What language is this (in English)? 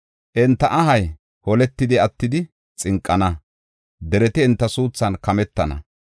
Gofa